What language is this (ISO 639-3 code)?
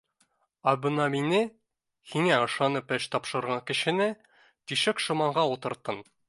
bak